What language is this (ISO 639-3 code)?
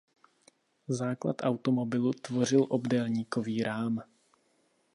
ces